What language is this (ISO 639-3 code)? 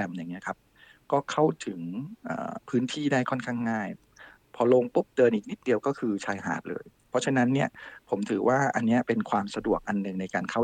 tha